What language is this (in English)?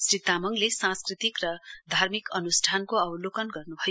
Nepali